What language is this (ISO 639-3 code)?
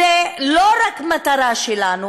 heb